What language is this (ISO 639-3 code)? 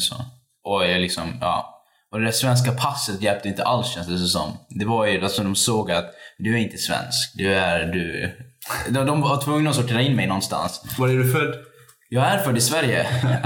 swe